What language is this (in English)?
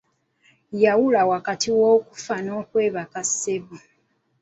Ganda